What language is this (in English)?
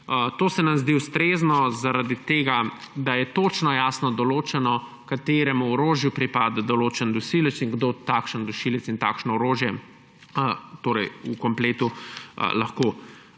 Slovenian